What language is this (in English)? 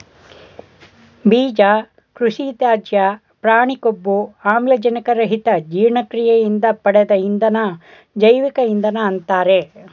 Kannada